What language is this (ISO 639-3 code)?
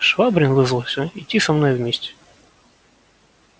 rus